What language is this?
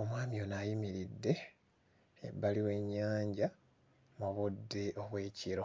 Ganda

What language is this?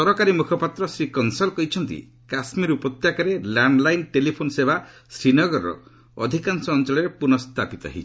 Odia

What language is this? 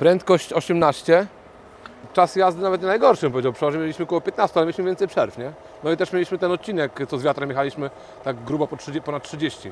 Polish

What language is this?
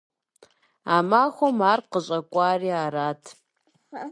Kabardian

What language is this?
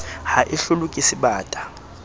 Southern Sotho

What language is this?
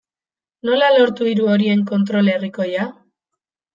Basque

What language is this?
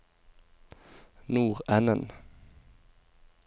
Norwegian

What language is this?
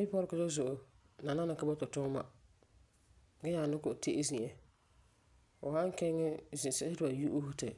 Frafra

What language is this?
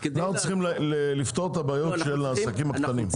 Hebrew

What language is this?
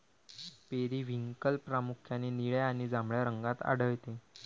Marathi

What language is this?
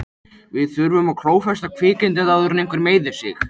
Icelandic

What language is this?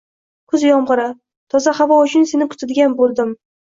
Uzbek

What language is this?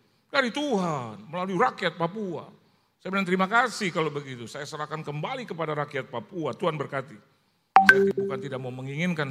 Indonesian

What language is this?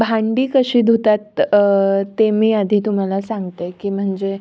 Marathi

